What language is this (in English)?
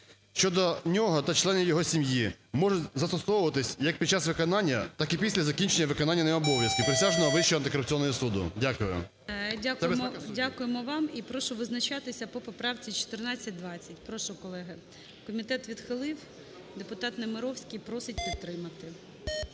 Ukrainian